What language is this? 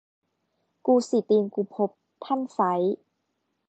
Thai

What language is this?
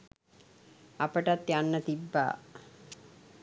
Sinhala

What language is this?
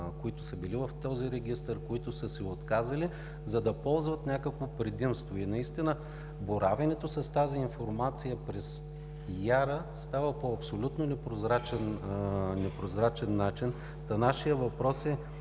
Bulgarian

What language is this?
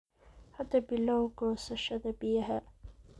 Somali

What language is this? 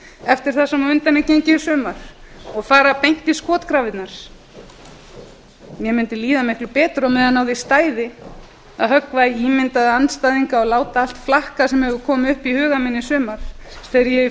Icelandic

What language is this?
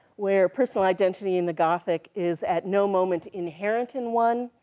English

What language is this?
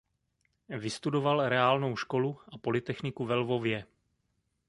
Czech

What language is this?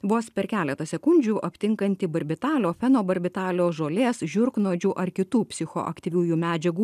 Lithuanian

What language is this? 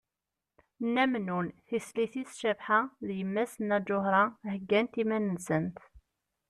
Kabyle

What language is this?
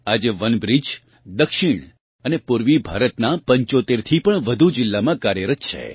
Gujarati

